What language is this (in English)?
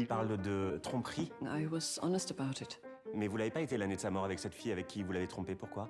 Persian